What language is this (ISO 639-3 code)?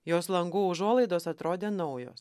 lit